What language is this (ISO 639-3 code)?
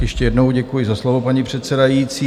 ces